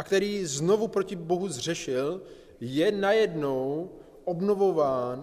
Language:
Czech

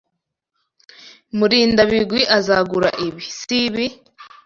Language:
Kinyarwanda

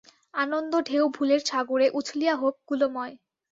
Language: Bangla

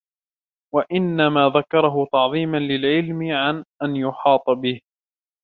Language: Arabic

